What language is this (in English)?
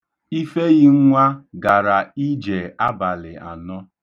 Igbo